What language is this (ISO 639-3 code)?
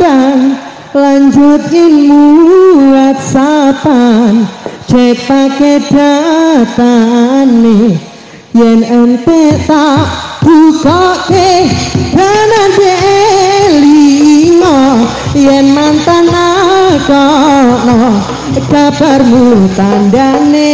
ind